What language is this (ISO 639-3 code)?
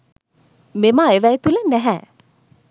sin